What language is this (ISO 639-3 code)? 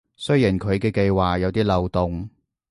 yue